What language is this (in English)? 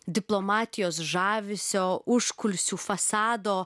Lithuanian